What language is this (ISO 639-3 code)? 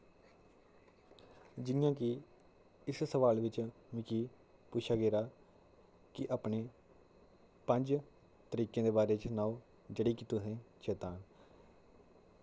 doi